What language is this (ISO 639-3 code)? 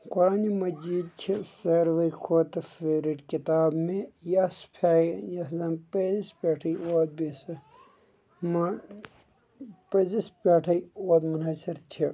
kas